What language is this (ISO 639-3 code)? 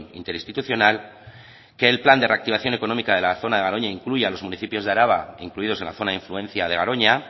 spa